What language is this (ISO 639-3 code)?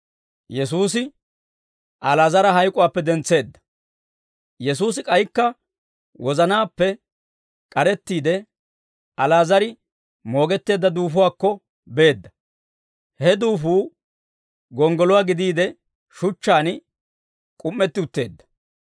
dwr